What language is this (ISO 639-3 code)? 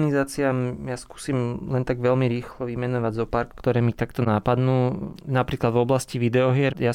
slk